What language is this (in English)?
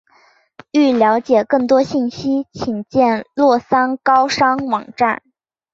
Chinese